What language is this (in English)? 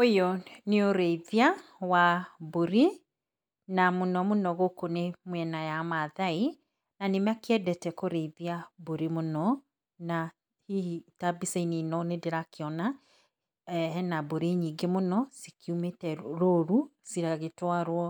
Kikuyu